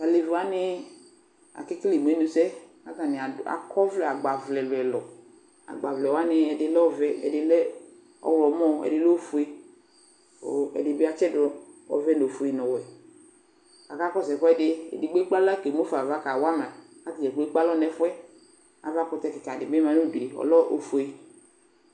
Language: Ikposo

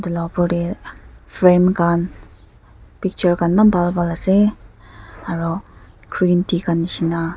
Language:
Naga Pidgin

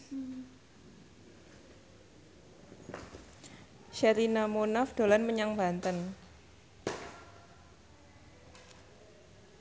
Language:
Javanese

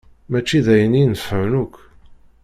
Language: Kabyle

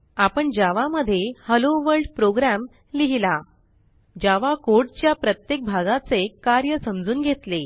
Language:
Marathi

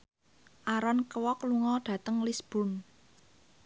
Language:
Javanese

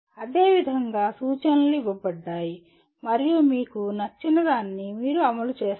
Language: Telugu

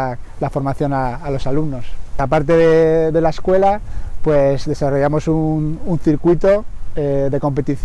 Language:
Spanish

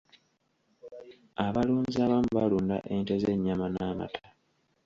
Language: Ganda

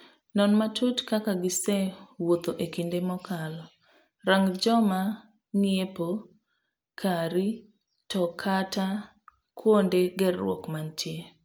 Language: Luo (Kenya and Tanzania)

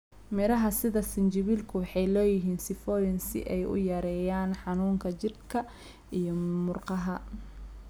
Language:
Somali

